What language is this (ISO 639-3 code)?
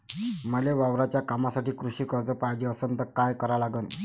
mar